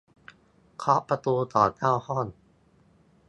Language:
Thai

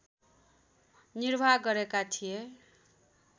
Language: Nepali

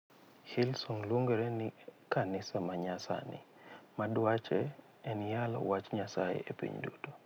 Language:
Luo (Kenya and Tanzania)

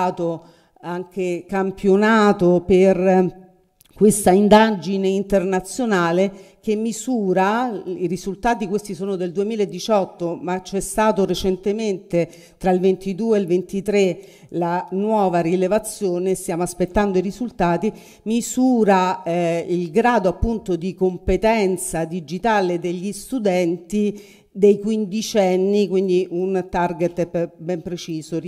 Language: Italian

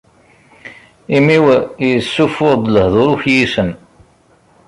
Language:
Kabyle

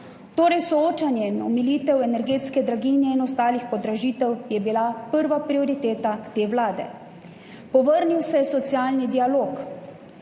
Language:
Slovenian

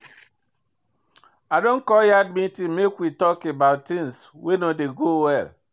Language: Nigerian Pidgin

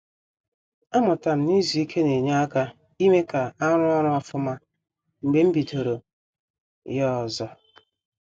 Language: Igbo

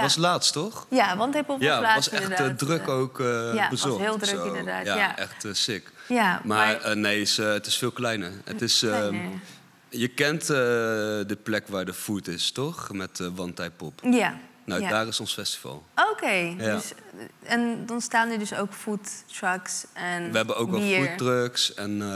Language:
Dutch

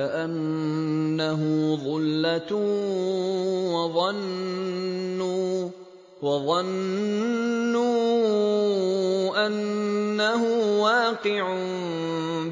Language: Arabic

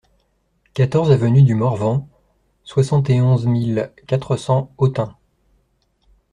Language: French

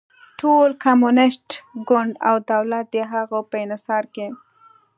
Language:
Pashto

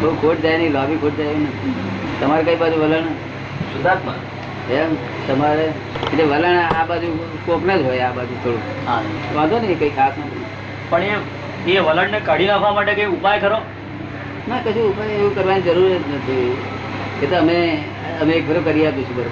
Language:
Gujarati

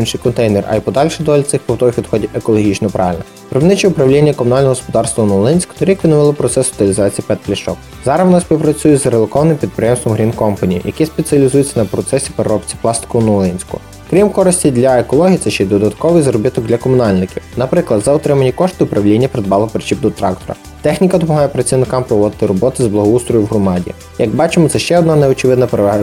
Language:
Ukrainian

